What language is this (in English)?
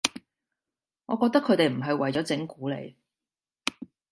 Cantonese